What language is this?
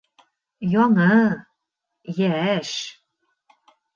Bashkir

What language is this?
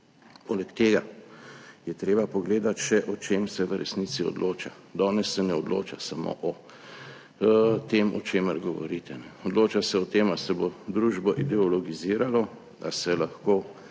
Slovenian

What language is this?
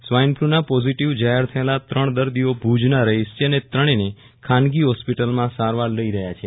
Gujarati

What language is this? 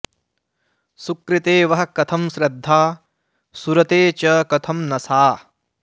Sanskrit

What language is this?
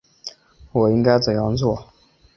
Chinese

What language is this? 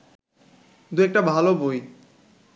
Bangla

